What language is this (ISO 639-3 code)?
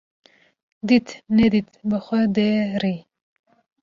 kur